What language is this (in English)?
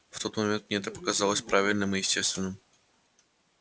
Russian